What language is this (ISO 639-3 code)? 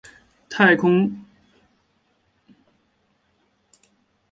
zho